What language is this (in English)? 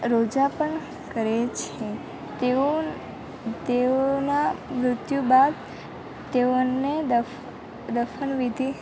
Gujarati